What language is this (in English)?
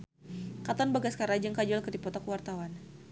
Sundanese